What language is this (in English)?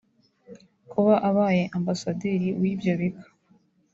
Kinyarwanda